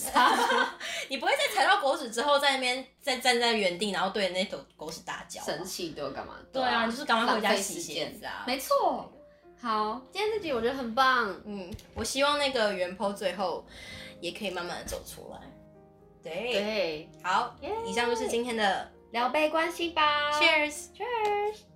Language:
Chinese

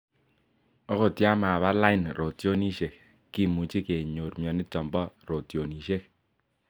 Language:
Kalenjin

